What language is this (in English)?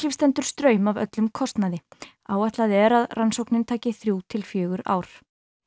Icelandic